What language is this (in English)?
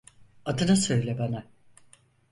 Turkish